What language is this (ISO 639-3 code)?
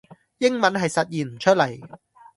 yue